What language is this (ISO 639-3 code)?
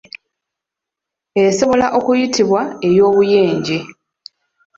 lug